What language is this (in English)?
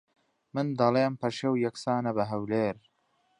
Central Kurdish